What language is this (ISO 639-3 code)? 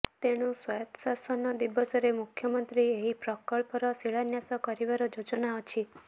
ori